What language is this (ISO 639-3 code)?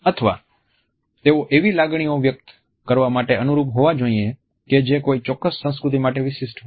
guj